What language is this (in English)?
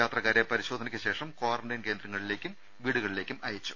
Malayalam